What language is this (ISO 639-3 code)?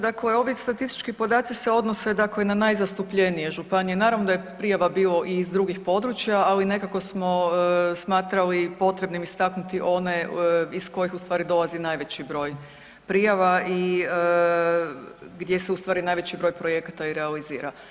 hrv